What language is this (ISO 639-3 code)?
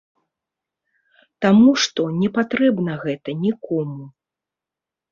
bel